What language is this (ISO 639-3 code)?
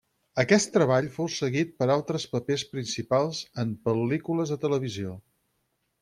cat